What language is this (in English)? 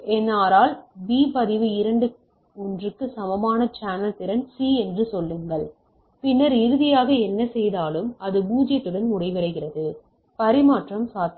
Tamil